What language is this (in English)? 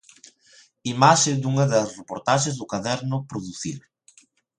Galician